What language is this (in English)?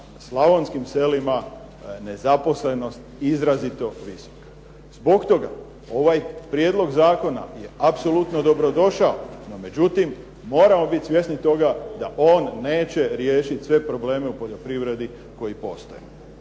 Croatian